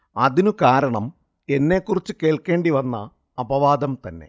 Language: Malayalam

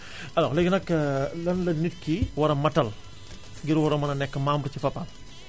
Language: Wolof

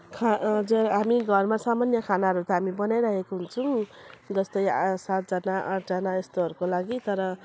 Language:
Nepali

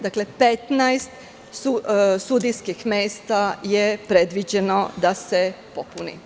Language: Serbian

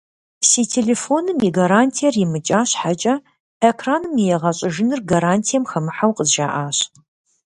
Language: Kabardian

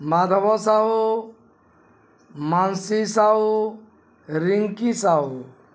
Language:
Odia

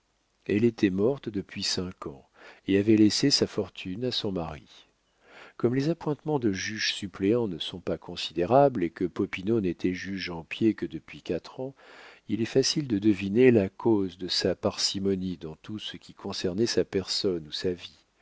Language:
French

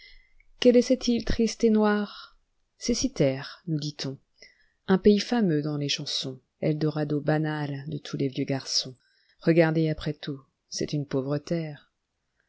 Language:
French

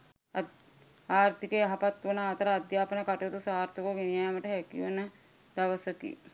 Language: Sinhala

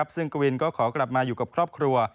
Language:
Thai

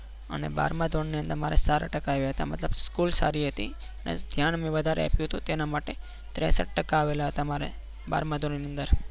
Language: Gujarati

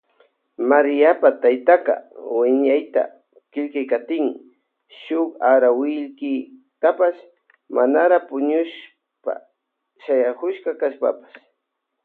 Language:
Loja Highland Quichua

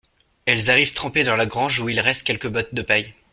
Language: French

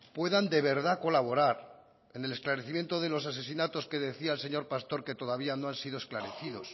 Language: Spanish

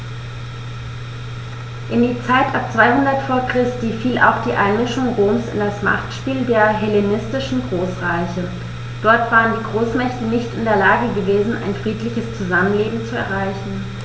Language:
German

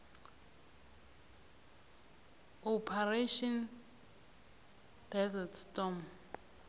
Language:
South Ndebele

